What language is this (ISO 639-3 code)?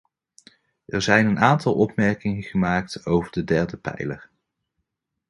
nld